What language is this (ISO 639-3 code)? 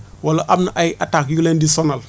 wol